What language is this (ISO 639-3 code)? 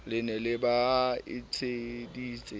sot